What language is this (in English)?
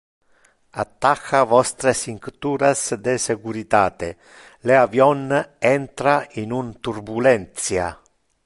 Interlingua